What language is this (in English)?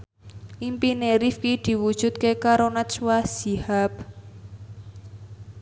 Javanese